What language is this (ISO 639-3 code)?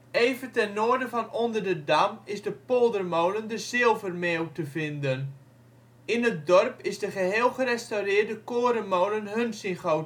nld